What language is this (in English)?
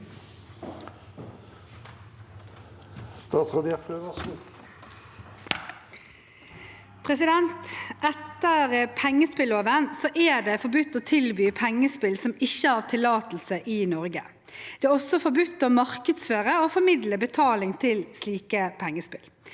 Norwegian